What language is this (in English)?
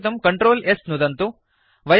Sanskrit